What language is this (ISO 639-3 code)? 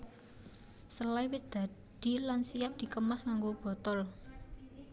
jav